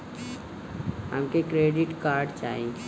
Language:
Bhojpuri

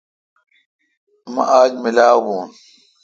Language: Kalkoti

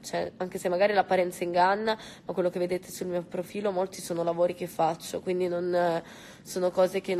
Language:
Italian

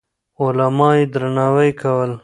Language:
Pashto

